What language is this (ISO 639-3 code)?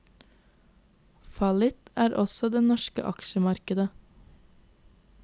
nor